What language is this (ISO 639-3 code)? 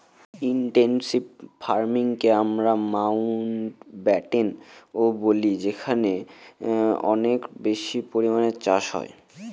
ben